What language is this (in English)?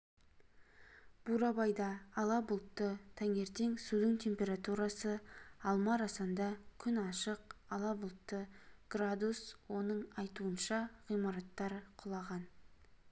Kazakh